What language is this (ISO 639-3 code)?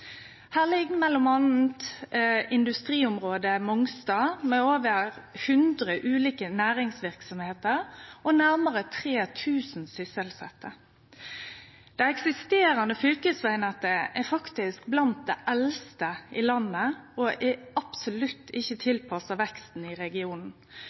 nno